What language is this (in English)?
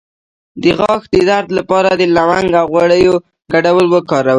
Pashto